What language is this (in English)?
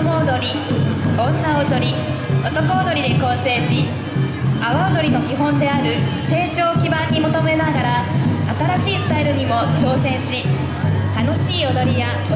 Japanese